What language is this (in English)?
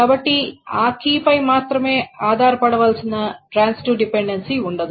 Telugu